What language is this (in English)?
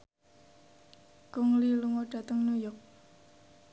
Javanese